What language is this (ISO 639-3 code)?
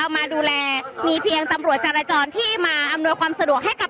tha